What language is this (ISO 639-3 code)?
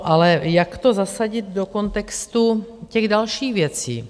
ces